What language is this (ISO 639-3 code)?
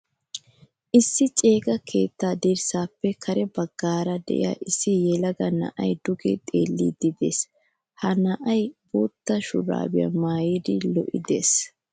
wal